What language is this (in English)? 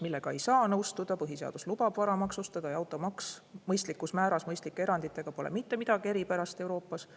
Estonian